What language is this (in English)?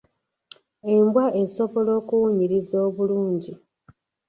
Ganda